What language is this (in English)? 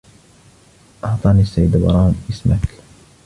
Arabic